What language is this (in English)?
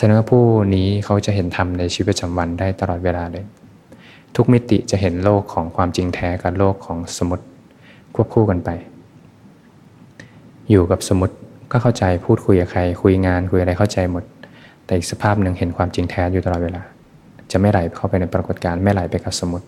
Thai